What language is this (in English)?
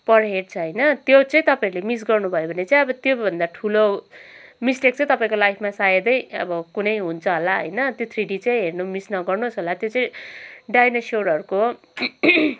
Nepali